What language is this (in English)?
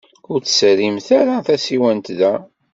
Kabyle